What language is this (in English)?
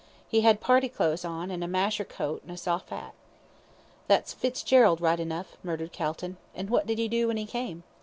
English